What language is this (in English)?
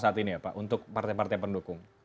Indonesian